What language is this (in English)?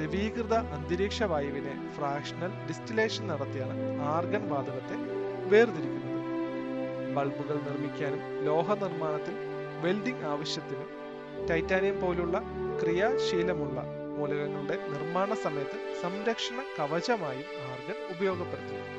Malayalam